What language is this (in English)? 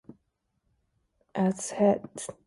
Dutch